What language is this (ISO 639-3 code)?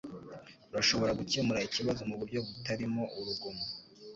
kin